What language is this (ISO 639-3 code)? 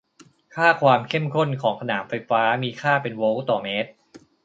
tha